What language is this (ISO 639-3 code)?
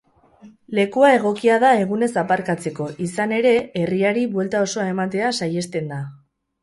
eus